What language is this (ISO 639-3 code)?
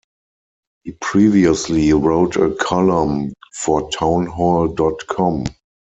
eng